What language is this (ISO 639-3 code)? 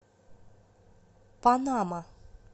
rus